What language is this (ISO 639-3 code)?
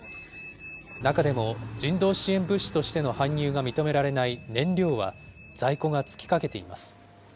jpn